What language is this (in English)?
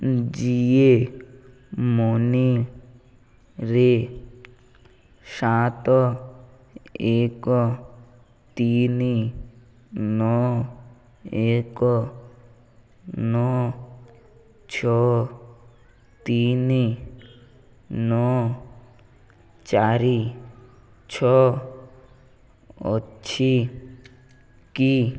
Odia